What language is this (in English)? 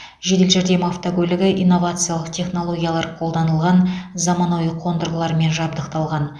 Kazakh